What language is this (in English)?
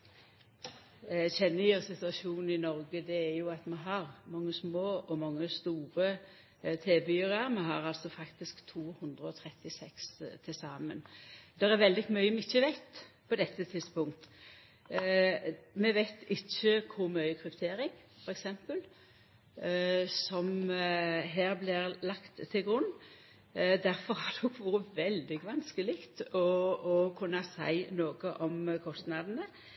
Norwegian